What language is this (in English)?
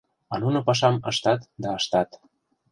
Mari